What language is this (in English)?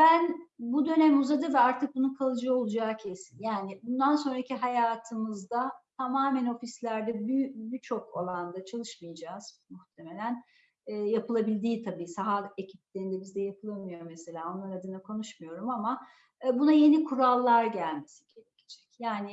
Turkish